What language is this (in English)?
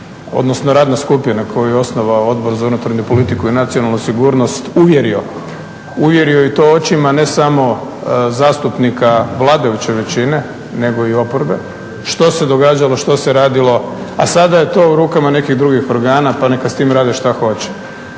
Croatian